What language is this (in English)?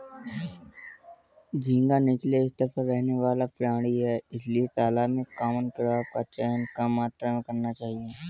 Hindi